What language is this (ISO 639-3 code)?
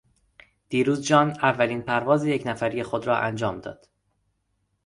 fas